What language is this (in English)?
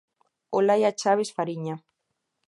Galician